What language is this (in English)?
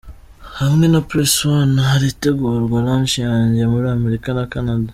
Kinyarwanda